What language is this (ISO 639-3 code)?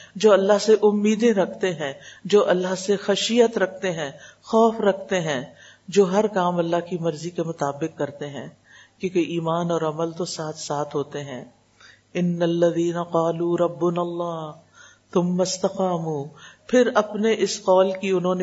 urd